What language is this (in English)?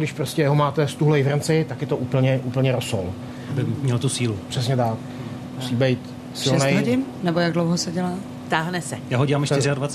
Czech